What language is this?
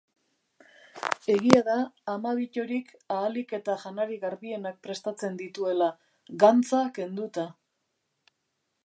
Basque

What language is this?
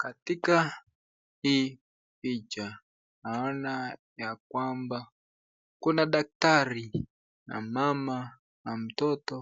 Swahili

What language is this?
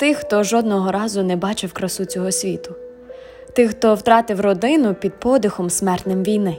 Ukrainian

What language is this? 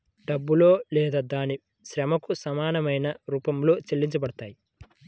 Telugu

